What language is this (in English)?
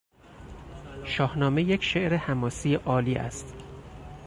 Persian